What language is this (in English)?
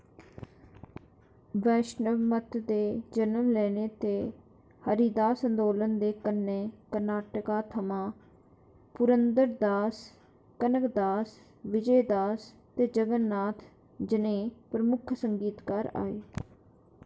Dogri